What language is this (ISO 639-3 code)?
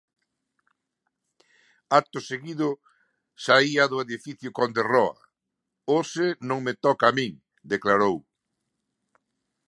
glg